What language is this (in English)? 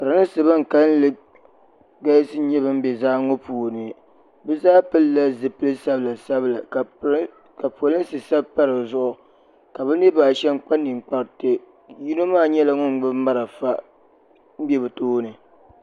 Dagbani